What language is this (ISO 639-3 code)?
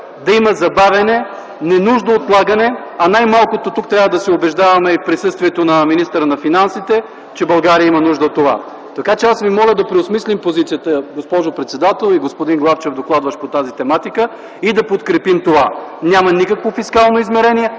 bul